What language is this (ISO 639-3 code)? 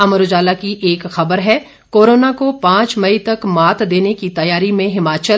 hin